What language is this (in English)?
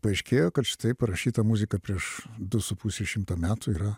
Lithuanian